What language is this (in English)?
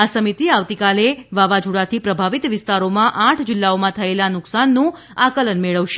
Gujarati